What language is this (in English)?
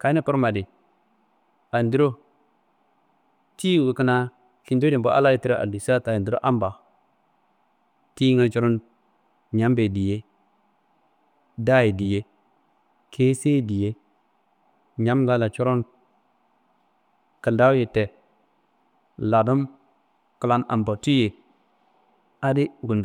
Kanembu